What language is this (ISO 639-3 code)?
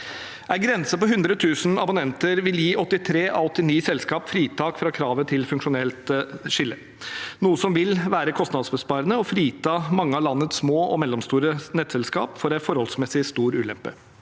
nor